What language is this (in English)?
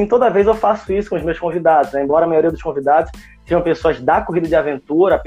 Portuguese